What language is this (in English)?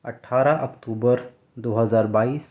Urdu